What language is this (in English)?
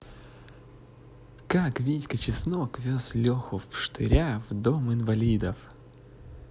Russian